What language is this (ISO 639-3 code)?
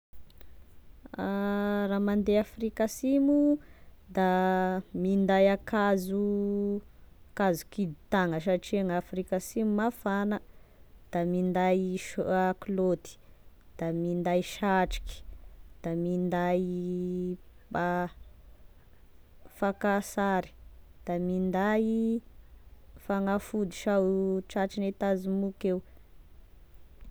tkg